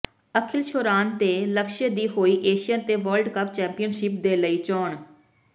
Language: Punjabi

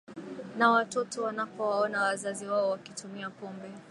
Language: Swahili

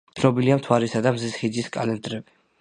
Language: Georgian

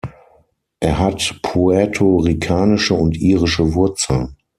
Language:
German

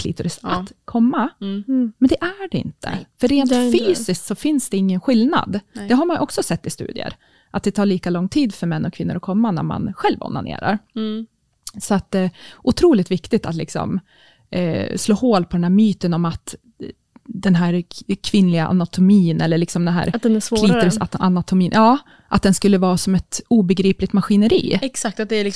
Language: Swedish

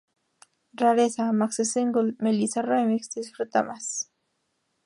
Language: Spanish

